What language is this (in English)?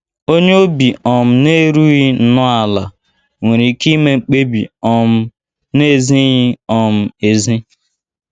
Igbo